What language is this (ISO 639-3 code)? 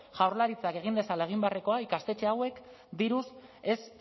eus